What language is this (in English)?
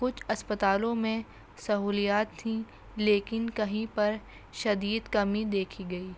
Urdu